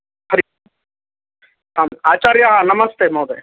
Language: Sanskrit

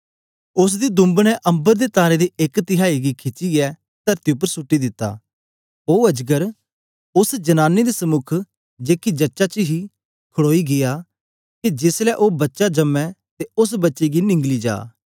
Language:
Dogri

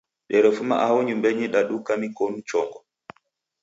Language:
Taita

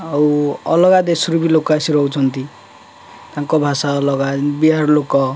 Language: Odia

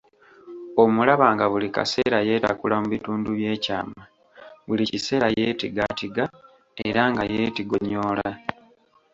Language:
Ganda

